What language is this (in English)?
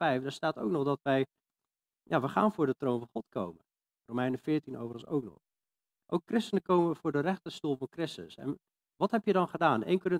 Dutch